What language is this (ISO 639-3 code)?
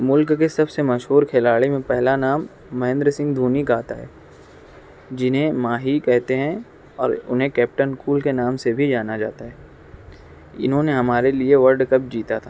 urd